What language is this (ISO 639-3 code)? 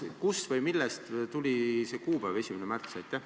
est